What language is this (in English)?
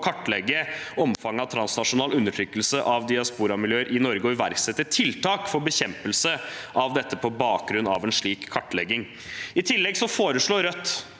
Norwegian